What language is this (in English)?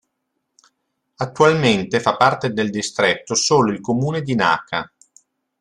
Italian